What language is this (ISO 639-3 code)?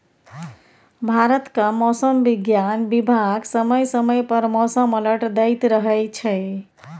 mai